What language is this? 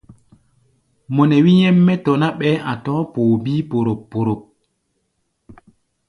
Gbaya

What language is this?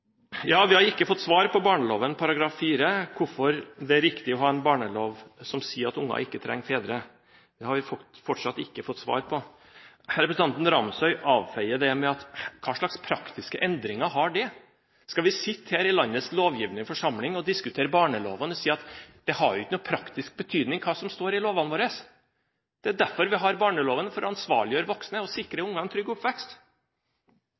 Norwegian Bokmål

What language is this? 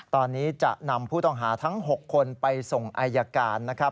Thai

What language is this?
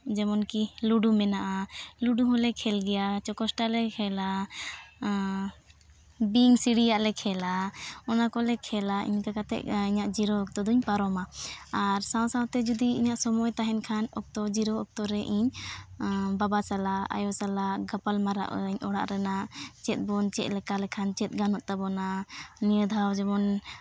Santali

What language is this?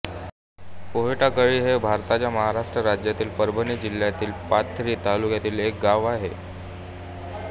Marathi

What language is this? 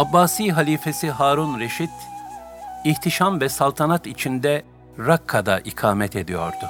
Turkish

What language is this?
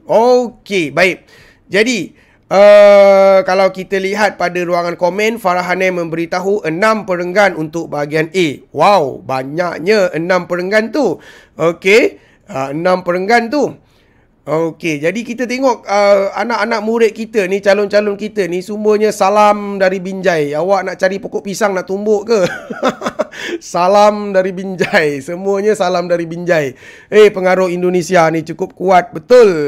Malay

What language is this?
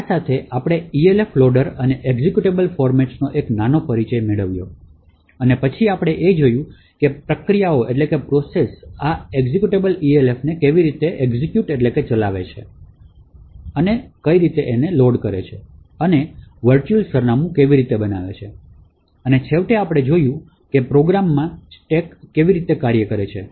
Gujarati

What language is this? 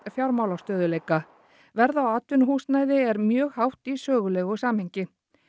Icelandic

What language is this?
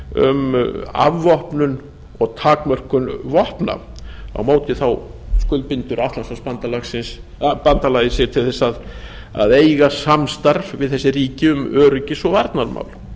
Icelandic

